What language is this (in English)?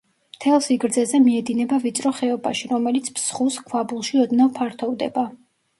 Georgian